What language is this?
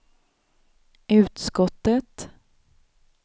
Swedish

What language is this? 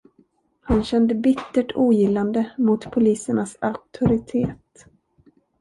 Swedish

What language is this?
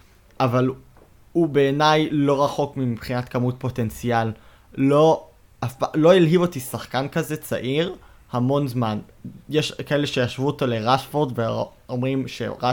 Hebrew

